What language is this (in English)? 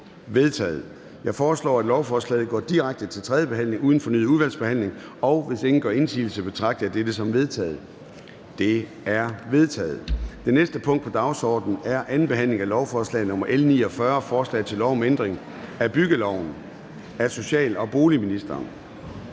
Danish